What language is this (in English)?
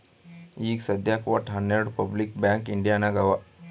Kannada